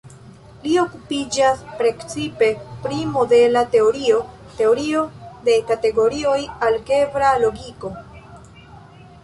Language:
Esperanto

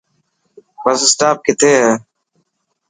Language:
Dhatki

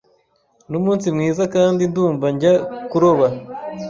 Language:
Kinyarwanda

